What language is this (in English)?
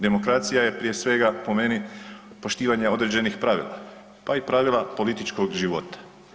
Croatian